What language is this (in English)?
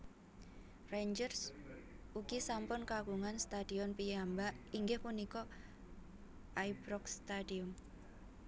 Javanese